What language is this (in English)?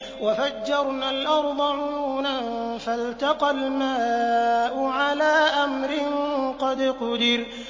Arabic